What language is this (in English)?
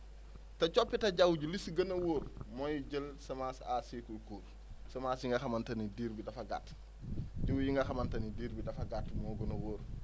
Wolof